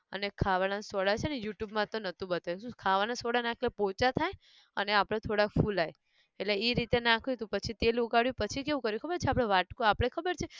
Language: Gujarati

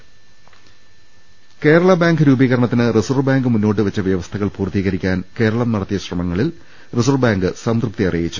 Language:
Malayalam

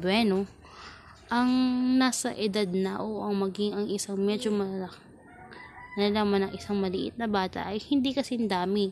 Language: Filipino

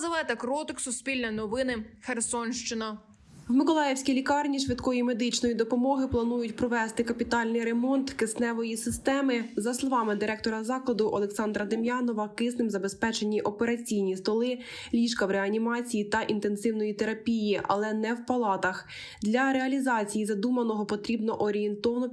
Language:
Ukrainian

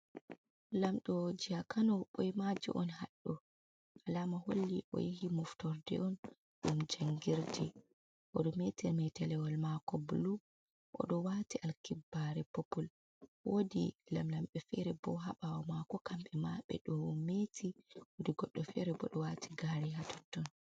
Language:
Fula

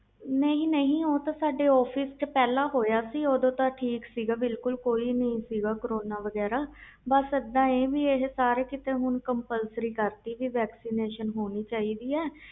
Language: Punjabi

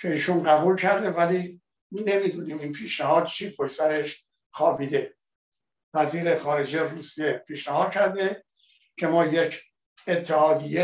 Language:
Persian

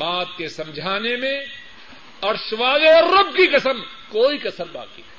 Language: Urdu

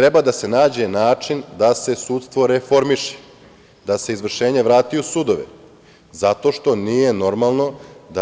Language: Serbian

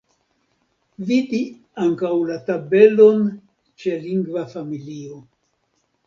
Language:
Esperanto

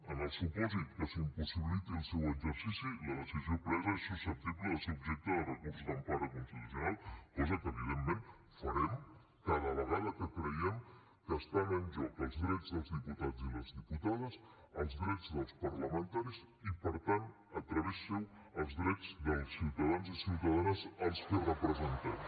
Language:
Catalan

